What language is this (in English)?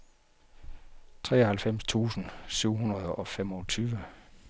Danish